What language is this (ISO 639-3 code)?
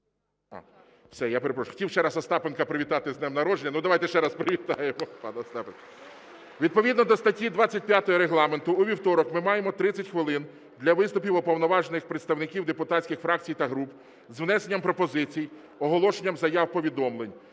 ukr